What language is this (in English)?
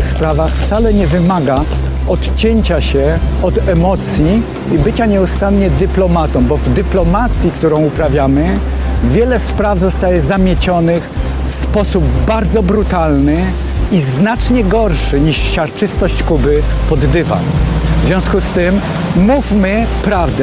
Polish